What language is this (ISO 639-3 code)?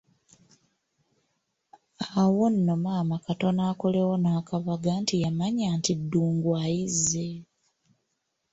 lug